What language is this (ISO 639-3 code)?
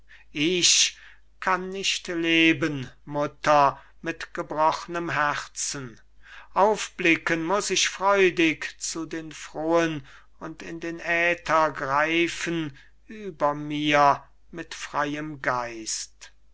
deu